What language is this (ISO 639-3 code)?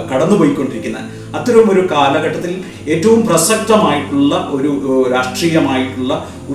mal